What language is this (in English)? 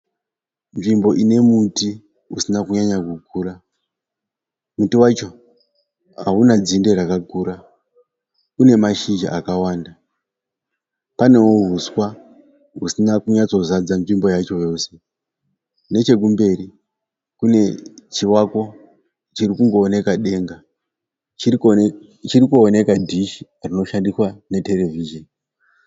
Shona